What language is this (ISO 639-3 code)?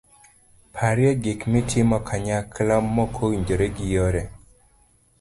luo